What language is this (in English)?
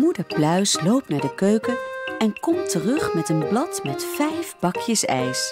Dutch